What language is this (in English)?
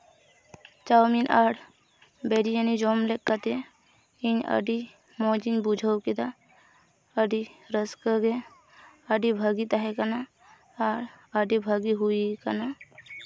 Santali